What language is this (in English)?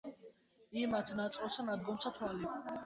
Georgian